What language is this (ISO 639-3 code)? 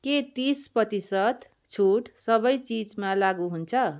nep